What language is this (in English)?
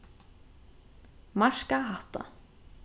Faroese